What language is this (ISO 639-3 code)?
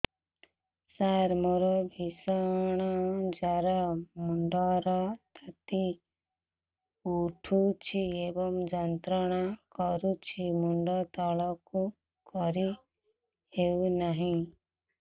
ori